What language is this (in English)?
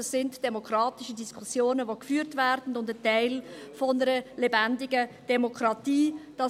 Swiss German